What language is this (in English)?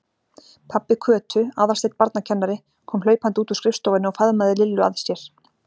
Icelandic